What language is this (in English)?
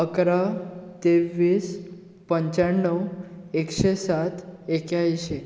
Konkani